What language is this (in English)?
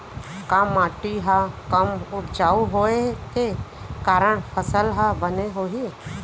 Chhattisgarhi